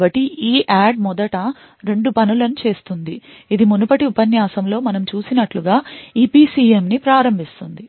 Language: Telugu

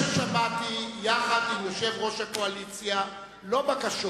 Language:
Hebrew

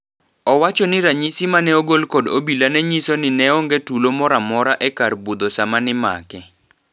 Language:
Luo (Kenya and Tanzania)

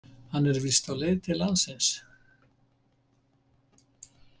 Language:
Icelandic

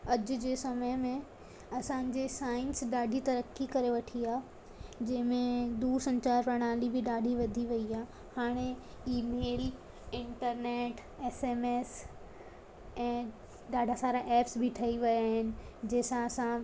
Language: Sindhi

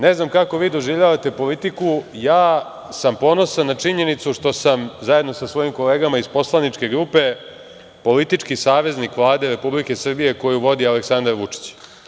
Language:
Serbian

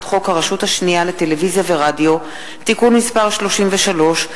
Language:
Hebrew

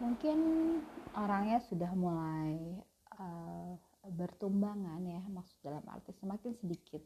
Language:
Indonesian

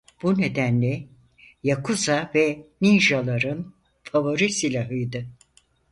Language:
Turkish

